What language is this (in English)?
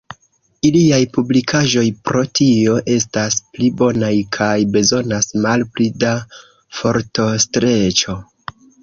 Esperanto